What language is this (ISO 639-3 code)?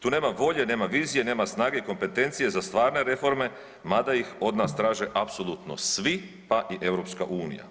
hrv